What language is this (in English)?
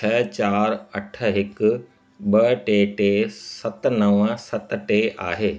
Sindhi